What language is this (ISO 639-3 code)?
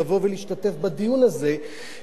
heb